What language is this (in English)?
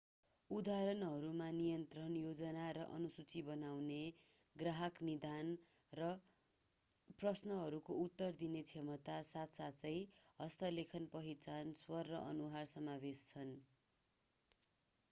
Nepali